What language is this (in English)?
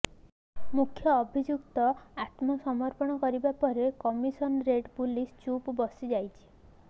Odia